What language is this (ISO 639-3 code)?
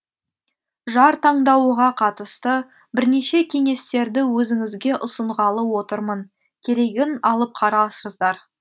kaz